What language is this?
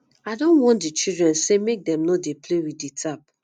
Nigerian Pidgin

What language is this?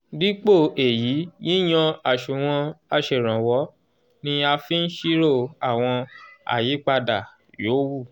Yoruba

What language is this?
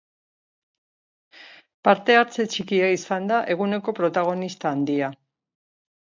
Basque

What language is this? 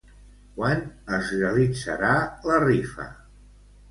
Catalan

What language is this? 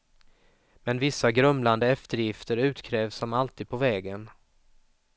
Swedish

